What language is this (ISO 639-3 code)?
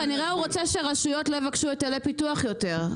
heb